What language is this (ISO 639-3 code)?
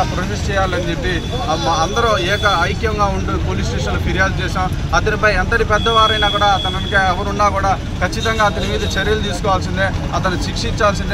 hin